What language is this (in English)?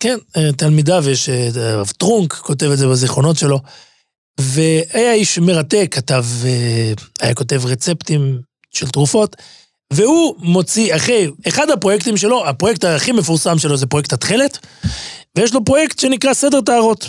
Hebrew